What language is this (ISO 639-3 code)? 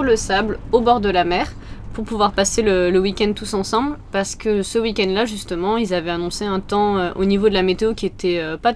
fra